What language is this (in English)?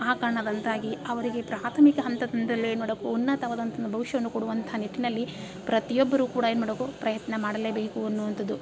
Kannada